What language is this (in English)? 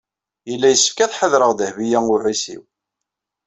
Kabyle